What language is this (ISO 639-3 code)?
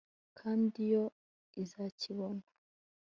kin